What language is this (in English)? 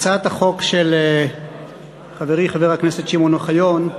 Hebrew